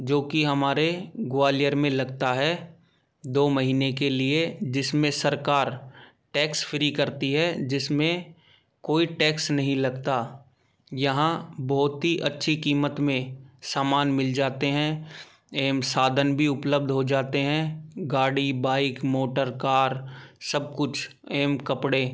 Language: Hindi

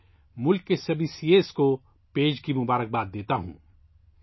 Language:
Urdu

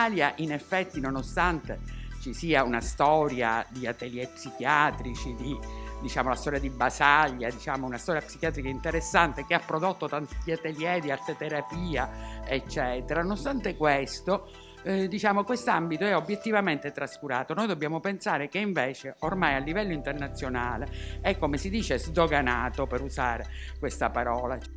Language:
Italian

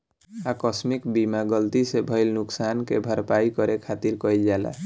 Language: Bhojpuri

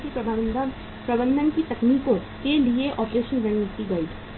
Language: Hindi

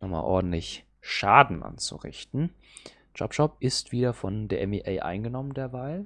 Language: German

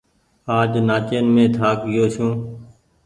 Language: Goaria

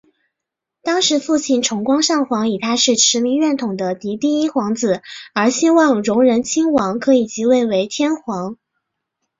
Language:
Chinese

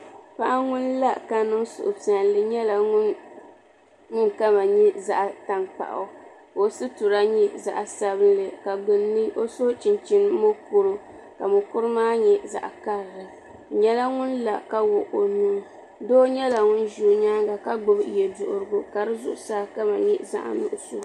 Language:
Dagbani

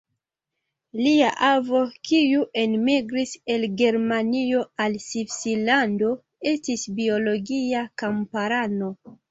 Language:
Esperanto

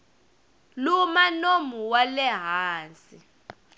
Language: Tsonga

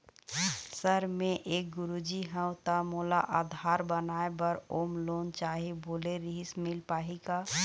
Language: Chhattisgarhi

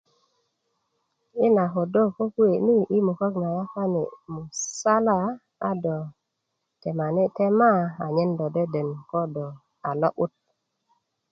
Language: Kuku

